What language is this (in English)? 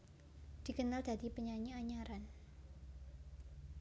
Javanese